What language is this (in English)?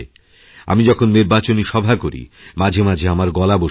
Bangla